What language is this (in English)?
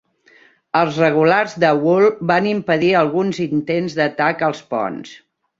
Catalan